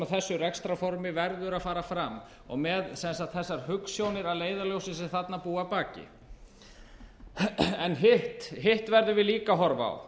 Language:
Icelandic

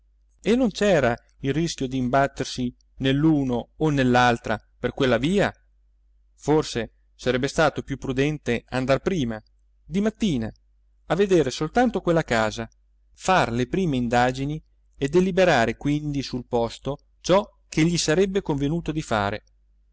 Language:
Italian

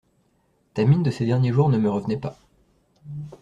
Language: French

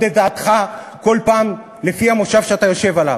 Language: Hebrew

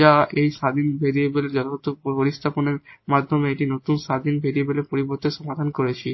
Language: Bangla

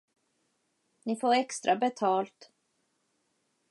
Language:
Swedish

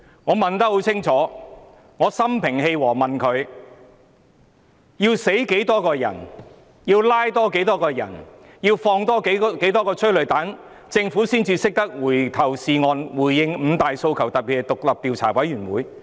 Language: Cantonese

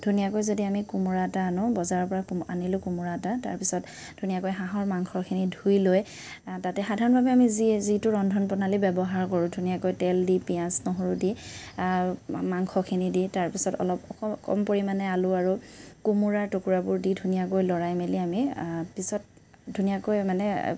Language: Assamese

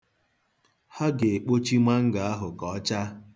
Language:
Igbo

